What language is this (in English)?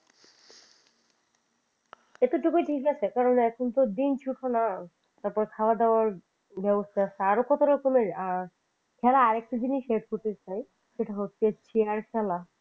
Bangla